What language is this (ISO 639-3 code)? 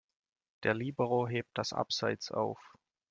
deu